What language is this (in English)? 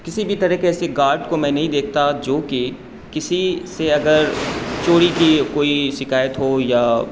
Urdu